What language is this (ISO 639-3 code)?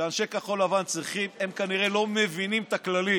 heb